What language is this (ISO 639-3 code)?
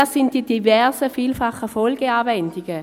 gsw